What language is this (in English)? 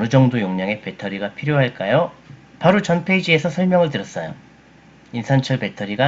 Korean